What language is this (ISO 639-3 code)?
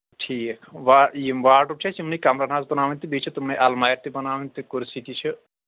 kas